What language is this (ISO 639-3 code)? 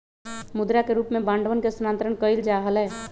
mag